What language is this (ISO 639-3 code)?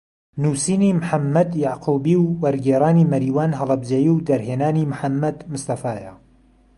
ckb